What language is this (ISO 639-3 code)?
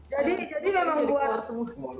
ind